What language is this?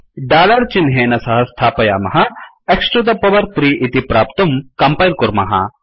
Sanskrit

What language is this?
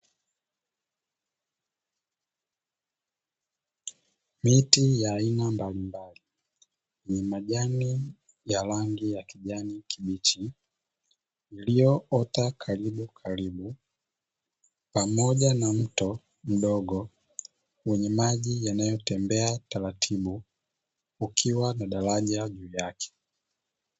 Swahili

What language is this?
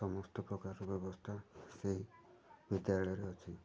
Odia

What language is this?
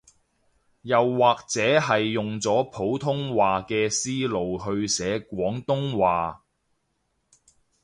Cantonese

